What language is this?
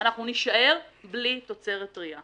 Hebrew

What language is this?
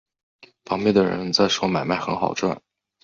Chinese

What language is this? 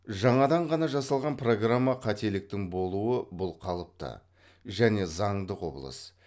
Kazakh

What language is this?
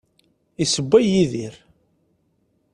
Kabyle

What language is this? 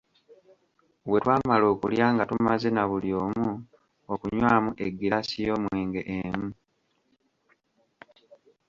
Ganda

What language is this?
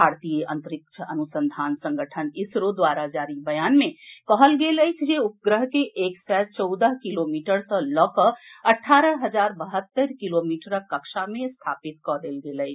Maithili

